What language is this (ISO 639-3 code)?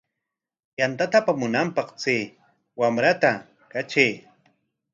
qwa